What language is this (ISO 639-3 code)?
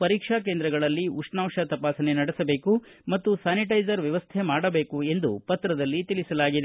kan